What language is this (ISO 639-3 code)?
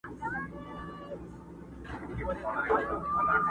pus